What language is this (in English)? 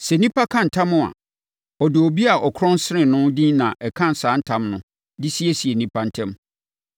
Akan